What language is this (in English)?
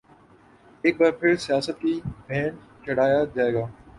Urdu